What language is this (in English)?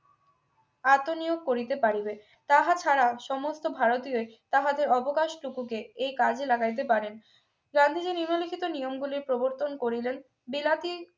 Bangla